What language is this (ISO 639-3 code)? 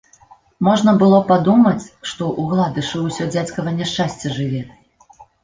bel